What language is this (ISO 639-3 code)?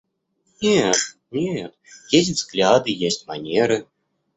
rus